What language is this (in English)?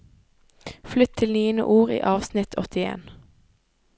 Norwegian